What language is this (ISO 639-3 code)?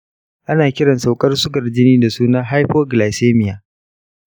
hau